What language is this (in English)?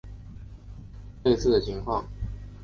Chinese